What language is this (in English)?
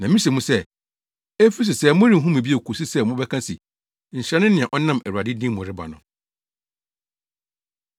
Akan